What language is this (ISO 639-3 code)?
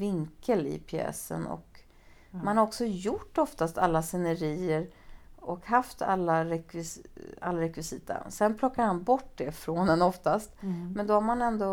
swe